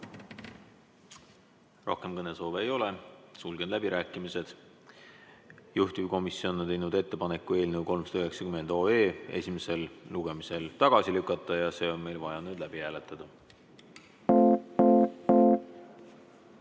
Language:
Estonian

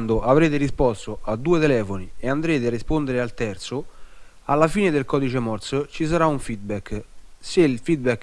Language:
Italian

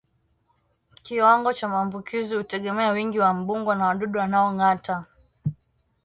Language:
Swahili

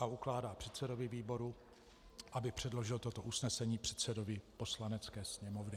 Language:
Czech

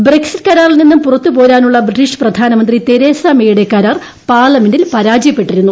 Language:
Malayalam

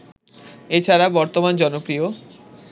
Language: Bangla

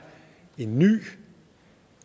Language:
Danish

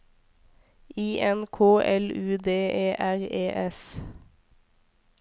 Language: Norwegian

